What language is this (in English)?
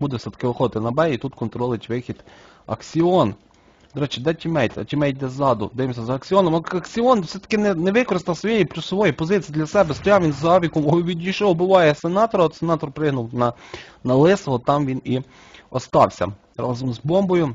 Ukrainian